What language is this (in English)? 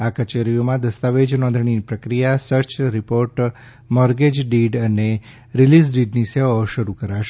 Gujarati